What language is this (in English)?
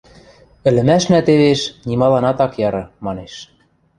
Western Mari